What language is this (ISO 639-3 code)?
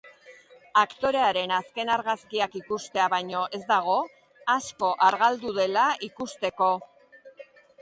eus